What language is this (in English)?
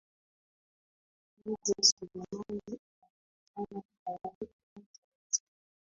Swahili